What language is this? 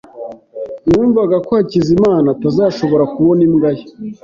Kinyarwanda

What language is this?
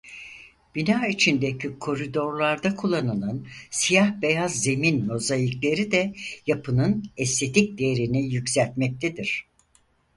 Turkish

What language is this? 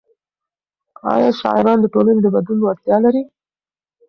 Pashto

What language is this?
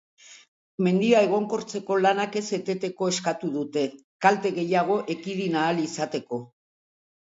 Basque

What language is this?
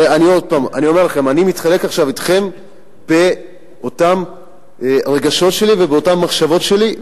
Hebrew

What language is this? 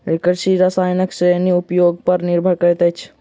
Maithili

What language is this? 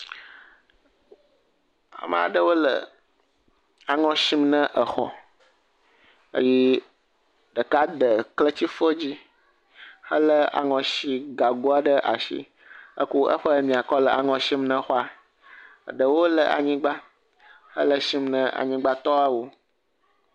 Ewe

